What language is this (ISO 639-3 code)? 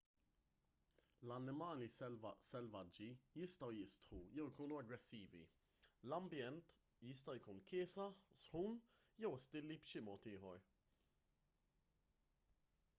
mlt